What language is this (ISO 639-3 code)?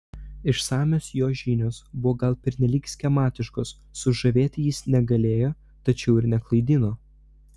lit